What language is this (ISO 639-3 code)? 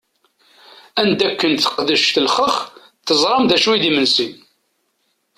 kab